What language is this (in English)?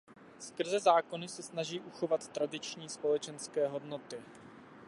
Czech